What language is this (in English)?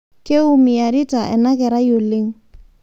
Masai